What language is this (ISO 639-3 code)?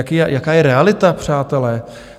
ces